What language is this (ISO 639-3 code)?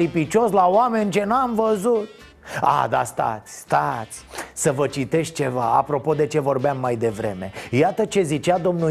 ron